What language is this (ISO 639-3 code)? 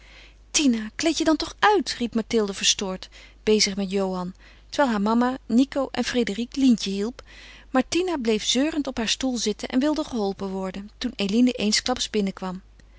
nld